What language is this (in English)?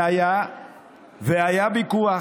Hebrew